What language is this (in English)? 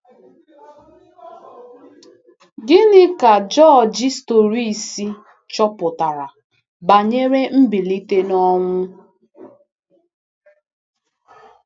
Igbo